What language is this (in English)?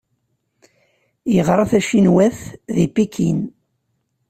Kabyle